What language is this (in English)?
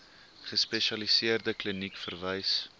Afrikaans